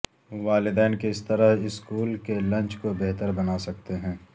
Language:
Urdu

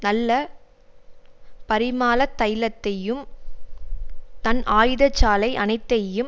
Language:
Tamil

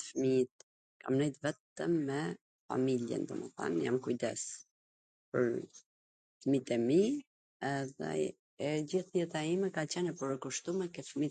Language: Gheg Albanian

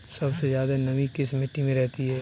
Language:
Hindi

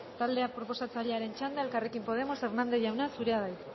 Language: Basque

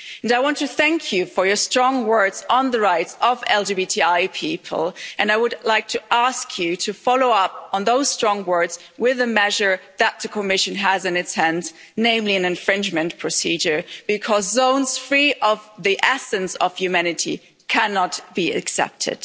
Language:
English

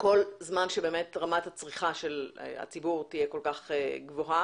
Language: Hebrew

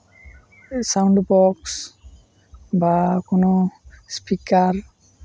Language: Santali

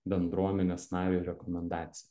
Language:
Lithuanian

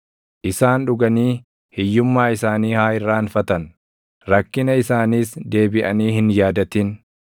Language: Oromo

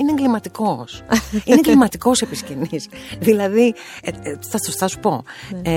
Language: Greek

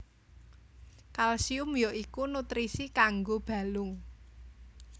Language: Javanese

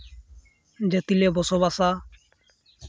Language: Santali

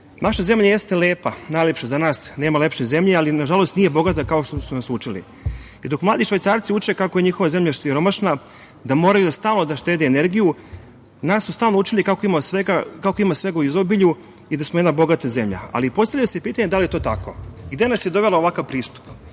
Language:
Serbian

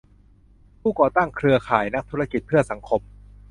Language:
Thai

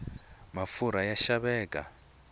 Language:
Tsonga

